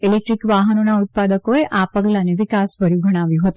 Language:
Gujarati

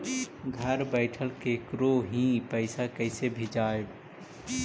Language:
Magahi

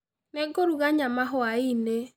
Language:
Kikuyu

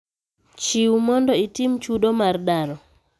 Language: Luo (Kenya and Tanzania)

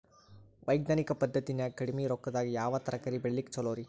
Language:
Kannada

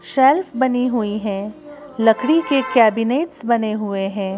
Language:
Hindi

